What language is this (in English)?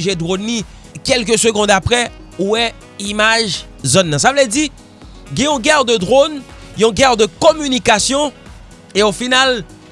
French